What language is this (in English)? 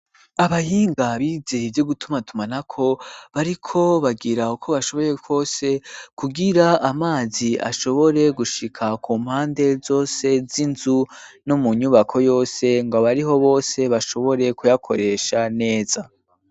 Rundi